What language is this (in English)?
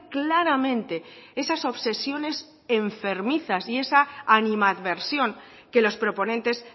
Spanish